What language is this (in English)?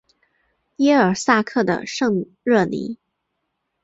Chinese